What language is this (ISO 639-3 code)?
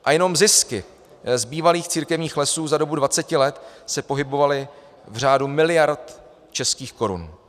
ces